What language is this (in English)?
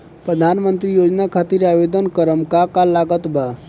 Bhojpuri